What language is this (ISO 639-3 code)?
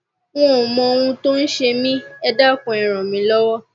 yor